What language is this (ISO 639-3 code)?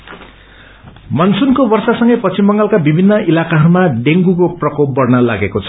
nep